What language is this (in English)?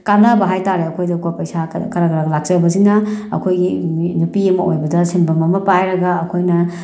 Manipuri